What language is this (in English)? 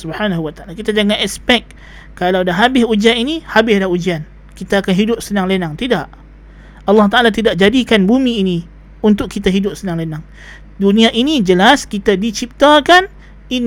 Malay